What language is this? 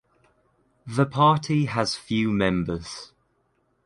English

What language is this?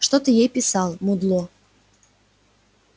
Russian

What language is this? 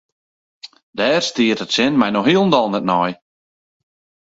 Western Frisian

